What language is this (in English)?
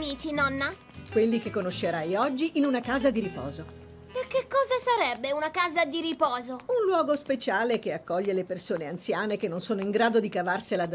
Italian